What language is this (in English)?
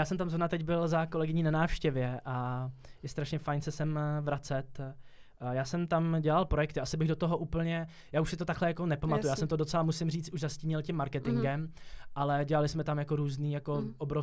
Czech